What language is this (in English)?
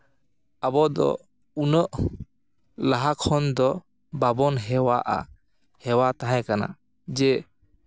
Santali